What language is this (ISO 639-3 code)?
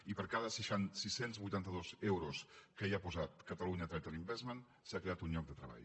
cat